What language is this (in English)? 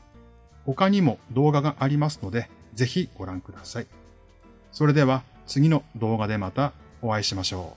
Japanese